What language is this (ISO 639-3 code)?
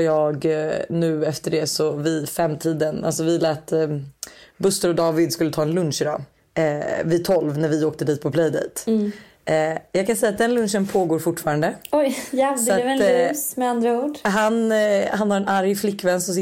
swe